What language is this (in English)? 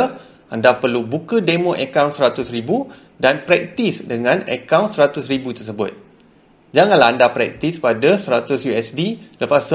Malay